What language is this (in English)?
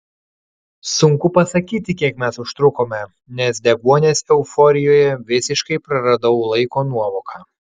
Lithuanian